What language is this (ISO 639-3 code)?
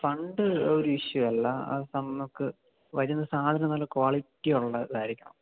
mal